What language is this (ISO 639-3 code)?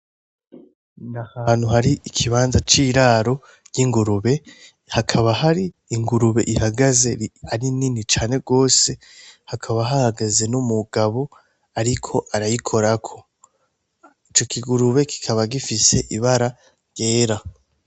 run